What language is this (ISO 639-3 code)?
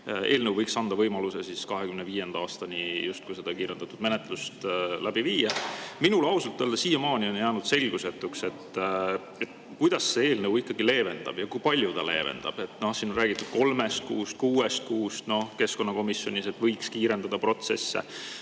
est